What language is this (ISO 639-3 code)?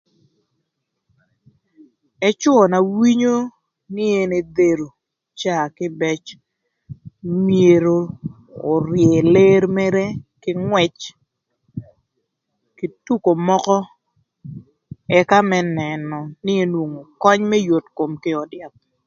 lth